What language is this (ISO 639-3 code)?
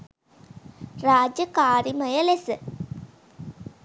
sin